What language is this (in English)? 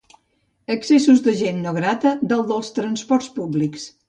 Catalan